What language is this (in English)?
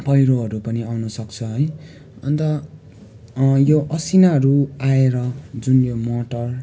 Nepali